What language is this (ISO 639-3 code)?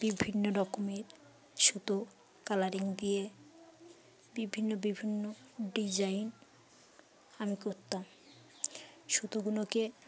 ben